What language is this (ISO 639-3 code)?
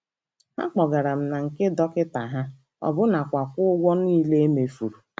ibo